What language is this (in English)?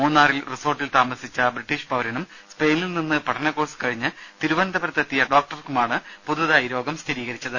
Malayalam